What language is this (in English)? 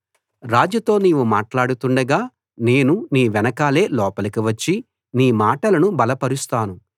Telugu